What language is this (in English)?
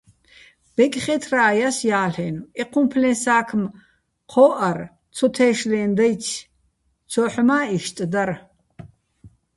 Bats